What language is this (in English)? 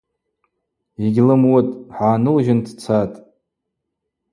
Abaza